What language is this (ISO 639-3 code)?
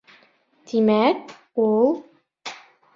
bak